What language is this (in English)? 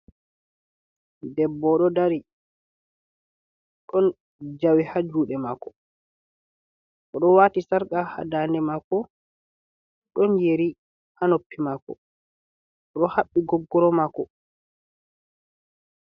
Fula